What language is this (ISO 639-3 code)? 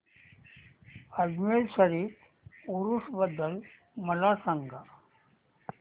mar